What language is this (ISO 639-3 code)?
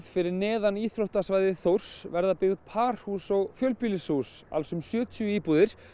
isl